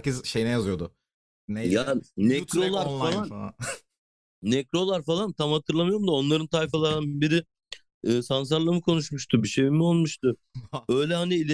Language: Turkish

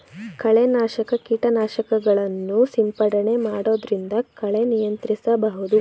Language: Kannada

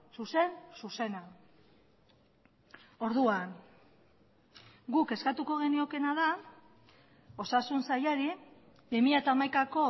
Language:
Basque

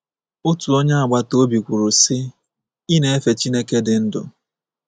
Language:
Igbo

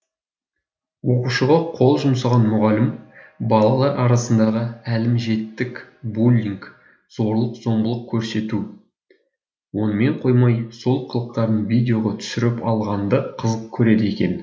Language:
Kazakh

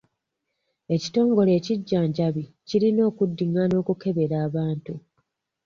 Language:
Ganda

